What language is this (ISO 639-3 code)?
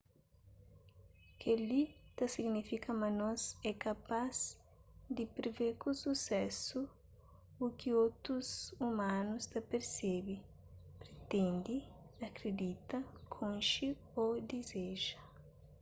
kea